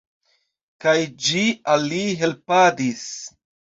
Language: Esperanto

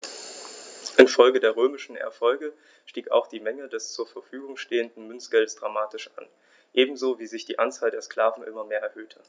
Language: German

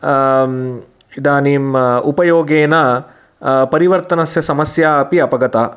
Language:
Sanskrit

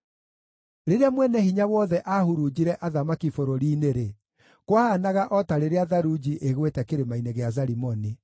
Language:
Kikuyu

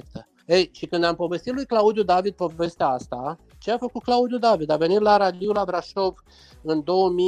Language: Romanian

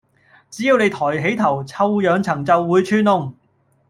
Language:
Cantonese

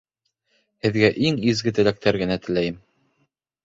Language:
Bashkir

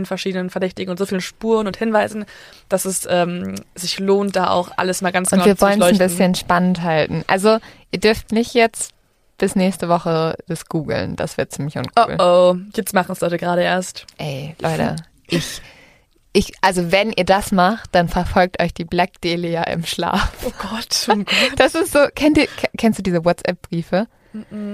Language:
German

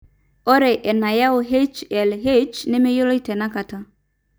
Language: Masai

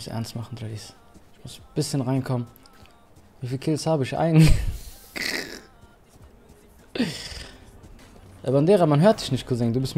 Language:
German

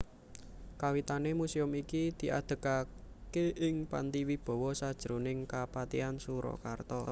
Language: Javanese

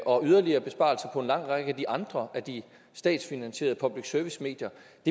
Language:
Danish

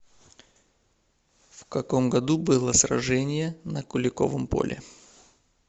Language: Russian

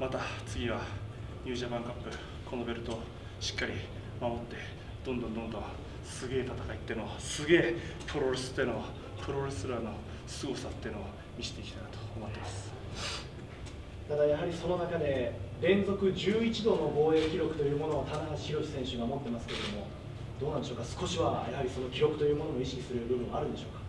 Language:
Japanese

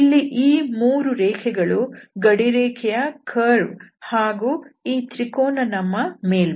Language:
Kannada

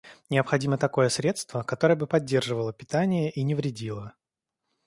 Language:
Russian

